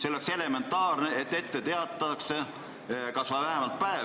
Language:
Estonian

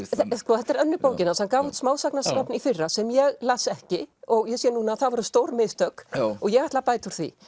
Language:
Icelandic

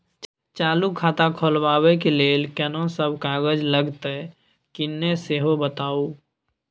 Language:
Maithili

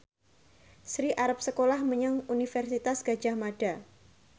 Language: Javanese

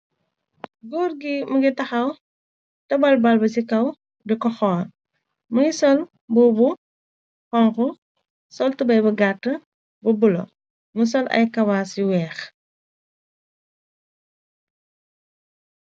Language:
Wolof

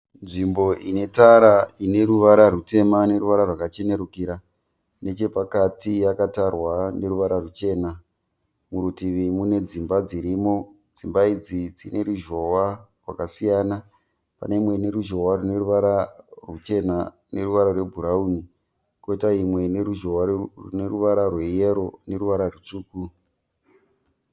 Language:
Shona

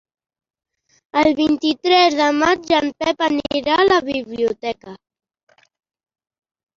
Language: Catalan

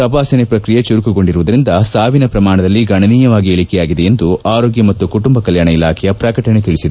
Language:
Kannada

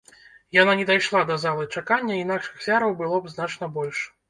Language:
Belarusian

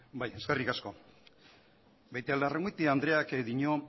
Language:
Basque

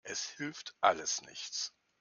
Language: German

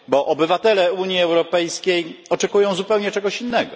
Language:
Polish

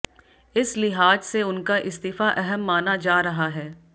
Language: Hindi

